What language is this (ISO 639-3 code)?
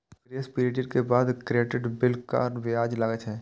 mai